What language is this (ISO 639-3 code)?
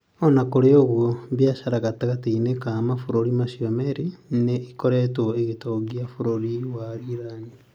kik